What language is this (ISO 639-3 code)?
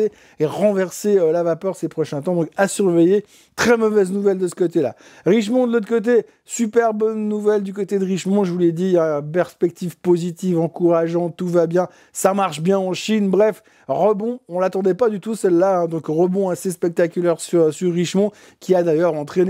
fra